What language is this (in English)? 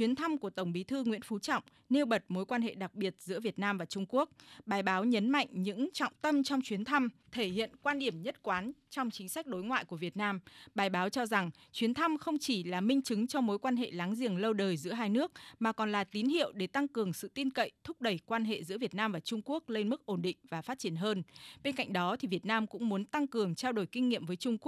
Vietnamese